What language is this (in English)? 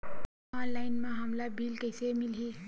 Chhattisgarhi